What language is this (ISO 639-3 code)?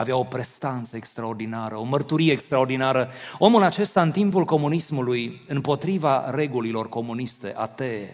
ron